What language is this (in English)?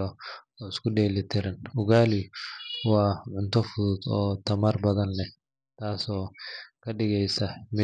Somali